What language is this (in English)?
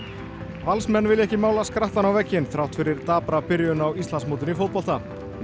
Icelandic